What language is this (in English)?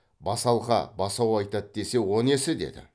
Kazakh